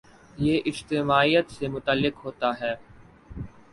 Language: Urdu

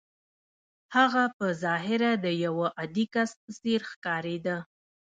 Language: Pashto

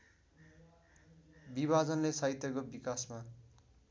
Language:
Nepali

